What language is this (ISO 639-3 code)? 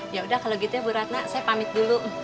ind